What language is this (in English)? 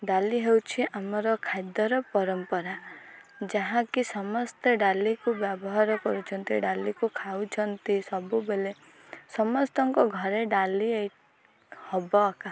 Odia